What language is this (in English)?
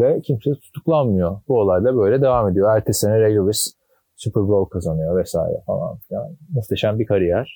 Turkish